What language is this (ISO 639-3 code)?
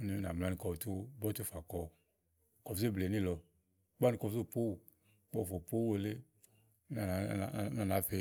ahl